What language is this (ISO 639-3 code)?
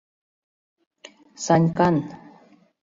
chm